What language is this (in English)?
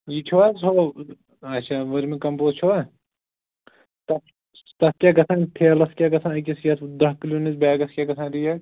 Kashmiri